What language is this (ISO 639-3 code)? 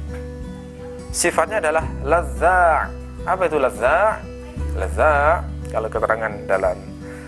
ind